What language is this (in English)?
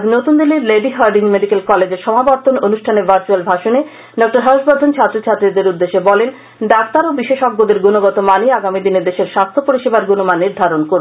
Bangla